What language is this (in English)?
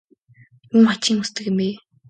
Mongolian